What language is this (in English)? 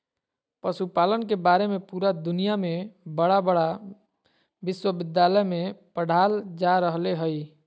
Magahi